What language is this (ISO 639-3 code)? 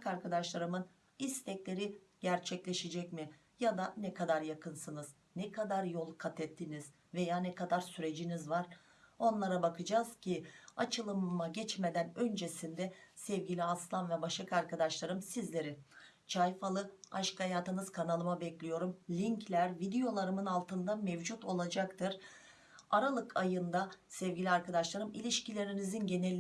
tur